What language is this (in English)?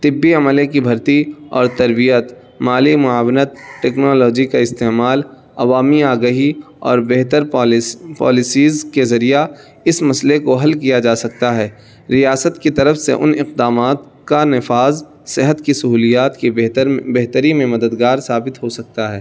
Urdu